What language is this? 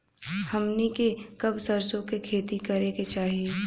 Bhojpuri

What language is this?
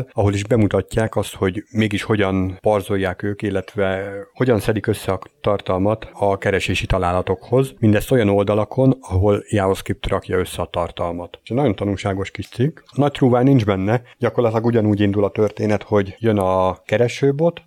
Hungarian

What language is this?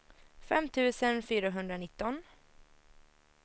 Swedish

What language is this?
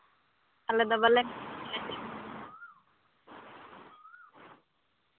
Santali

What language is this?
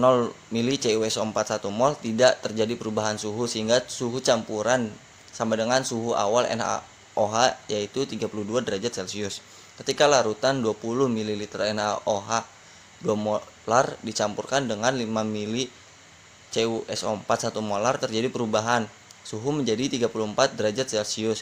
Indonesian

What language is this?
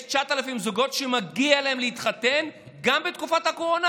Hebrew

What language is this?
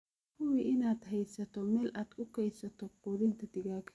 Somali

